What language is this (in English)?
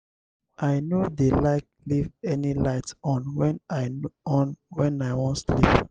Nigerian Pidgin